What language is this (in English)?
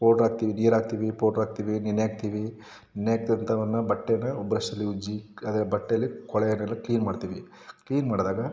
Kannada